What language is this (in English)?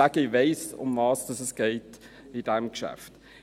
Swiss German